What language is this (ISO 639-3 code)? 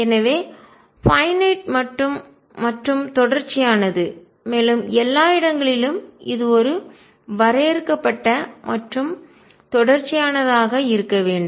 tam